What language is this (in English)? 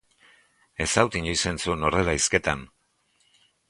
Basque